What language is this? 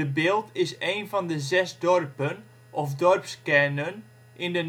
Dutch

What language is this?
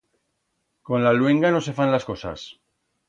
Aragonese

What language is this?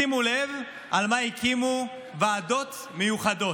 Hebrew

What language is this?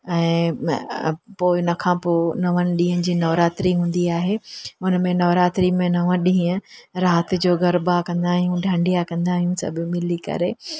Sindhi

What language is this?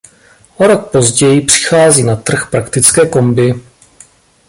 Czech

